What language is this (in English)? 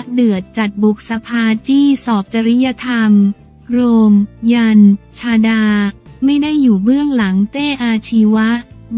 Thai